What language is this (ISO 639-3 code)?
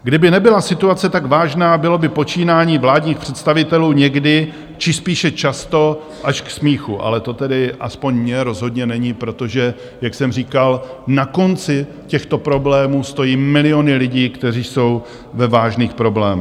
ces